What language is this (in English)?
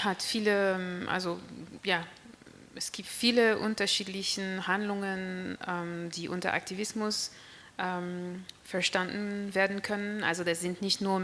German